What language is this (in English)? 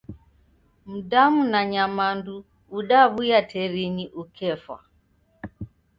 Taita